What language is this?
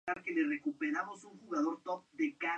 Spanish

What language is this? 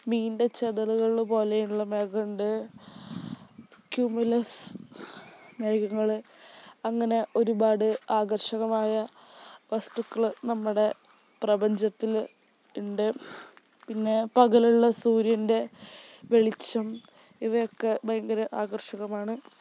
Malayalam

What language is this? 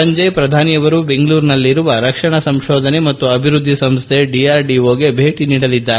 Kannada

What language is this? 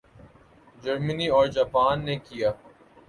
Urdu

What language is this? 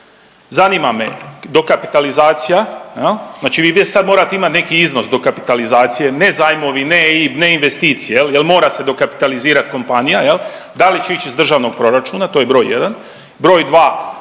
Croatian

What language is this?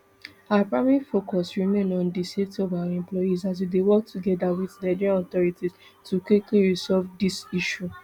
Nigerian Pidgin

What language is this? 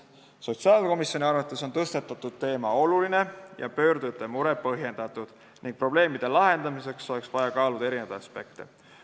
Estonian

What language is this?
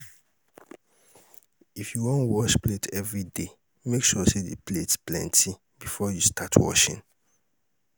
Nigerian Pidgin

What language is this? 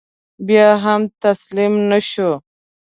Pashto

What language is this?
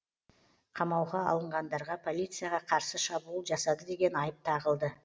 Kazakh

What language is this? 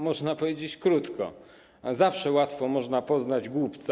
Polish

